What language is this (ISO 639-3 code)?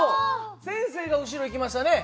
jpn